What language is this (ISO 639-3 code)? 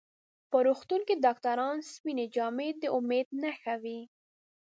pus